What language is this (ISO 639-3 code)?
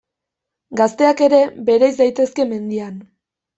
eus